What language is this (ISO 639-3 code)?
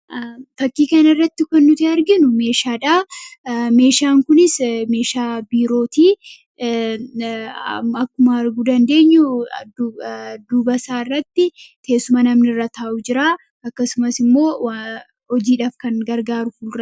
orm